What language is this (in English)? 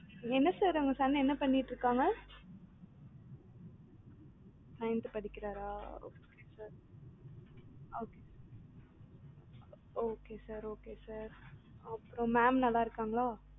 Tamil